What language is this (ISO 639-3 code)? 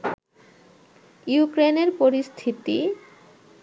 ben